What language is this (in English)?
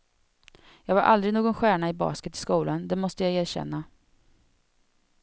Swedish